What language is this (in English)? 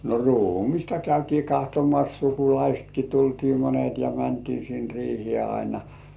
Finnish